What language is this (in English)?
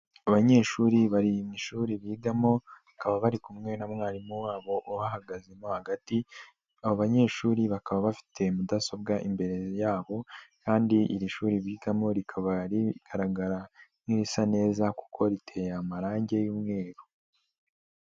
Kinyarwanda